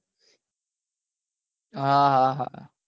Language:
Gujarati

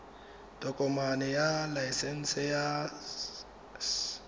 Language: Tswana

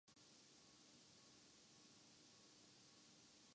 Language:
Urdu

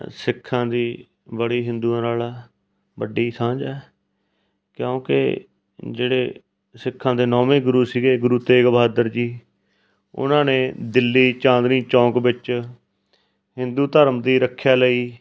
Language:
Punjabi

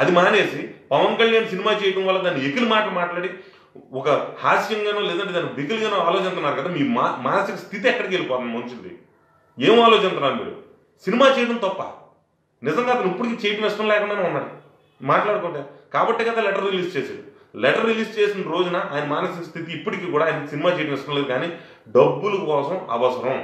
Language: Telugu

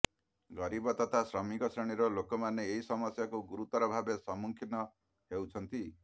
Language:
Odia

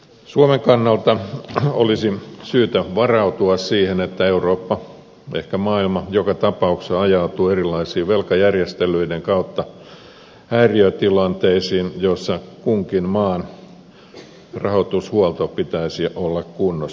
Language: Finnish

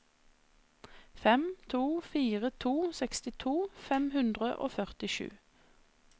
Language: Norwegian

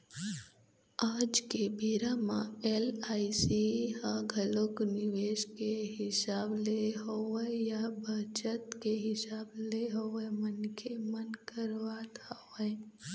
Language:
Chhattisgarhi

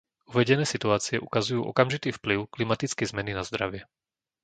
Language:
Slovak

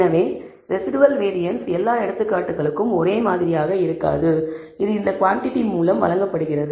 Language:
Tamil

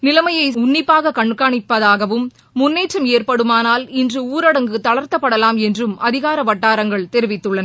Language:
Tamil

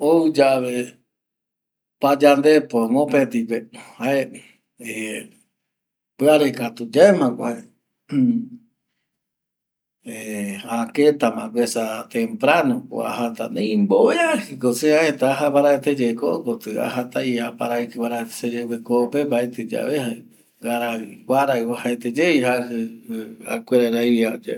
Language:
Eastern Bolivian Guaraní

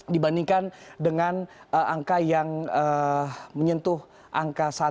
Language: Indonesian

